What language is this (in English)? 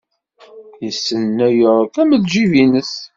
Kabyle